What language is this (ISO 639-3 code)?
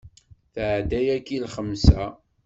kab